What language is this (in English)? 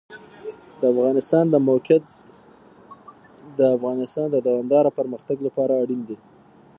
Pashto